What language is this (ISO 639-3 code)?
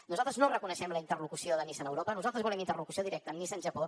cat